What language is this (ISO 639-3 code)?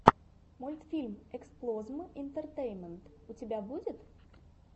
rus